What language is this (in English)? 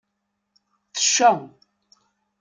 Kabyle